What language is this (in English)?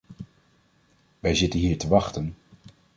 Dutch